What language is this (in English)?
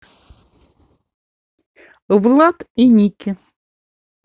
Russian